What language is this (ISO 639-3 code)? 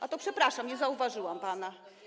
pol